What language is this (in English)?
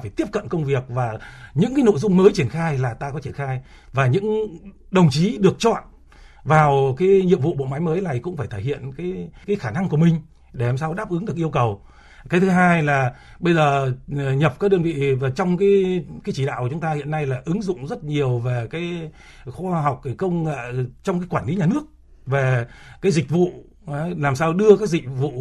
Vietnamese